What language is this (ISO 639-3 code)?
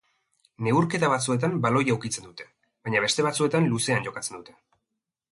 eus